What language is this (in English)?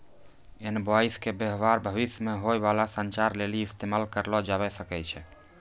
Maithili